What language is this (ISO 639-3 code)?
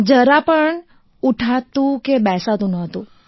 guj